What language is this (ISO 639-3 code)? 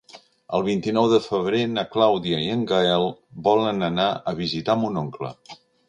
cat